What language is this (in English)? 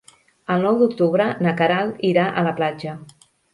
Catalan